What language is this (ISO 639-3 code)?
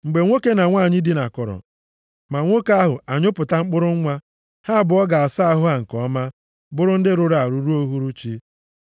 ibo